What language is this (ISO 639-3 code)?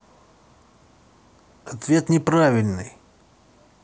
rus